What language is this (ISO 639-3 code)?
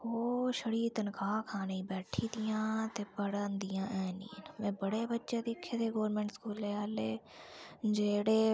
doi